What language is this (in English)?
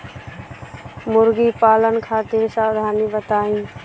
Bhojpuri